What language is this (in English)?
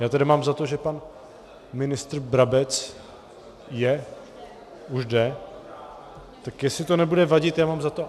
Czech